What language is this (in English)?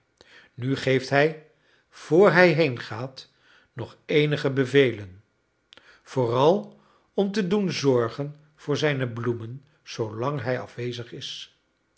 Dutch